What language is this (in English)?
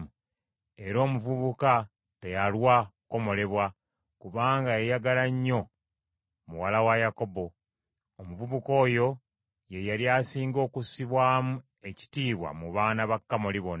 Ganda